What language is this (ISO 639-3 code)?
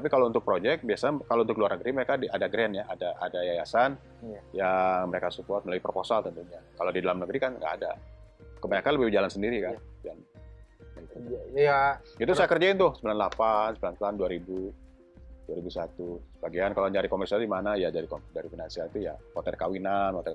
ind